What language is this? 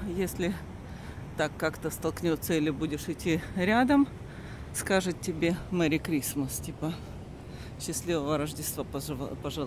Russian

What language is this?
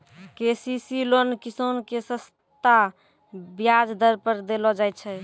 Maithili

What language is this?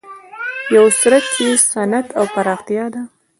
Pashto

